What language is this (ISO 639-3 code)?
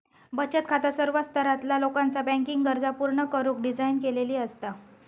mar